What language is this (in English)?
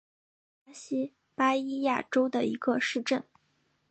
Chinese